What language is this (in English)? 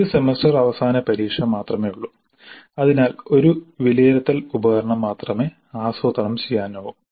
Malayalam